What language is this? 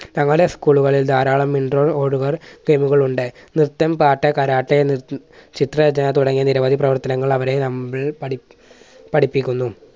Malayalam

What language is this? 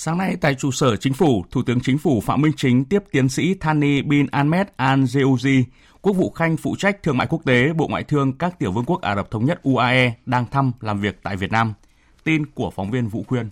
Vietnamese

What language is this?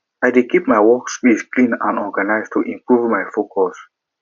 Nigerian Pidgin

